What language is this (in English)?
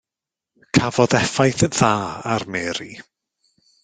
Welsh